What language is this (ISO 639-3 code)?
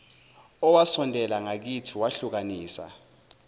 zul